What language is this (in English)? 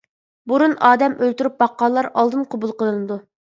Uyghur